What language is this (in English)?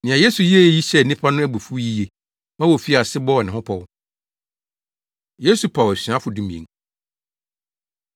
Akan